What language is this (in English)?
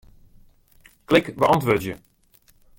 Western Frisian